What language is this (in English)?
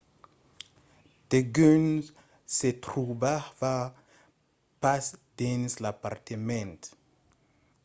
Occitan